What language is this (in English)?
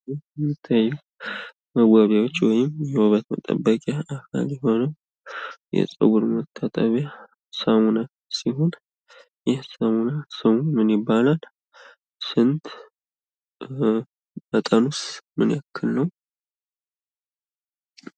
Amharic